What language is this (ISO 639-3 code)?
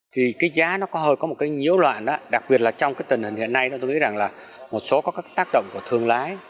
vie